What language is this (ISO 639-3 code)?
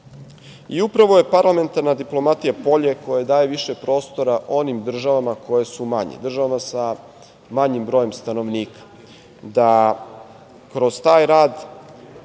srp